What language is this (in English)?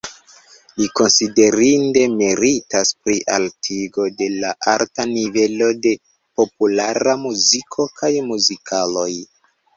Esperanto